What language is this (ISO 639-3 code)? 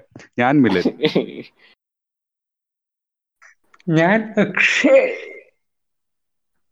mal